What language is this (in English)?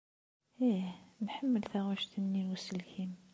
Kabyle